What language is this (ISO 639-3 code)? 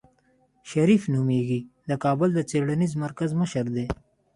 pus